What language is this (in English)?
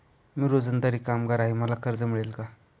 Marathi